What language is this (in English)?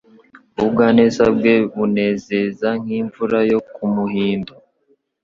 Kinyarwanda